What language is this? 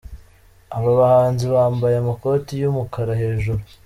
Kinyarwanda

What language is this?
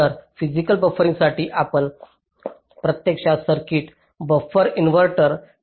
Marathi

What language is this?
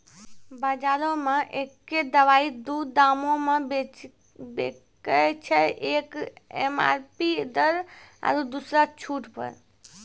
Maithili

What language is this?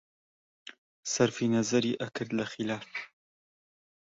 Central Kurdish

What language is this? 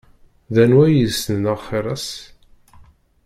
Kabyle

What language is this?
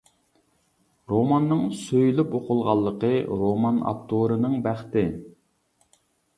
Uyghur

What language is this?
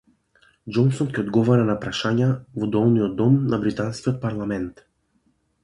Macedonian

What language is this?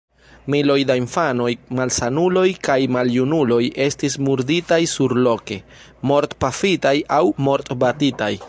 Esperanto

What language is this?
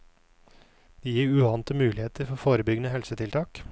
Norwegian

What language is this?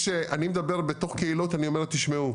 Hebrew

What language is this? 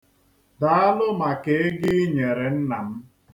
Igbo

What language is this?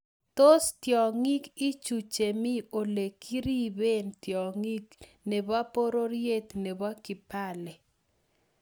Kalenjin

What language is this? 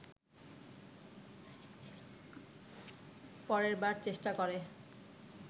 Bangla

